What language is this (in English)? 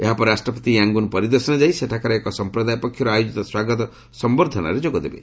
Odia